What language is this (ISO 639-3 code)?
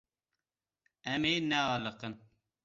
kur